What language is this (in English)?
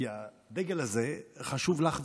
Hebrew